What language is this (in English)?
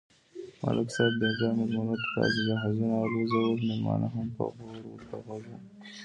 Pashto